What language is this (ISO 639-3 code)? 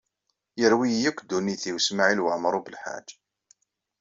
kab